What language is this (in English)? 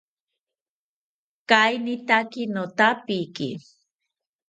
South Ucayali Ashéninka